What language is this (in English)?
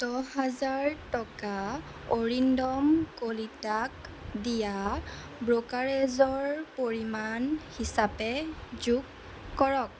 Assamese